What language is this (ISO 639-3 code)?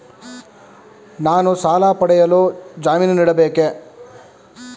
kan